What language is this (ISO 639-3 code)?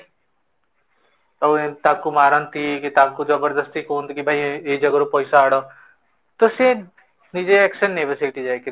ori